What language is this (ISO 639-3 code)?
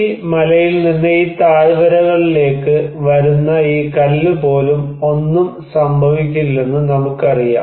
mal